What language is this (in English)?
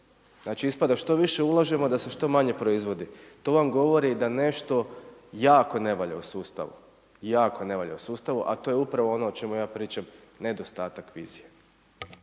Croatian